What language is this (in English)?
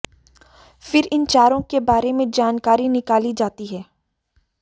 Hindi